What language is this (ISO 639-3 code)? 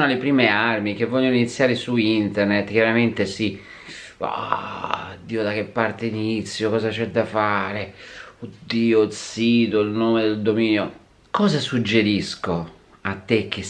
ita